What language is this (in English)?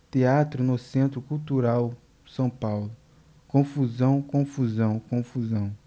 Portuguese